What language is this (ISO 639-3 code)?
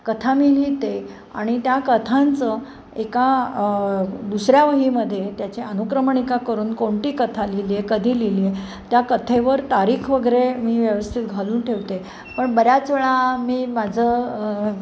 mar